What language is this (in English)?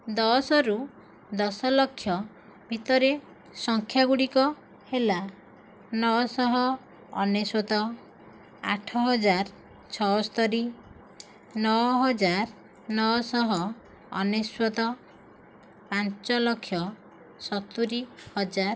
Odia